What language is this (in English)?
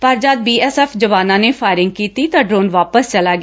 Punjabi